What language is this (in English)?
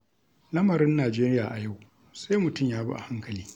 Hausa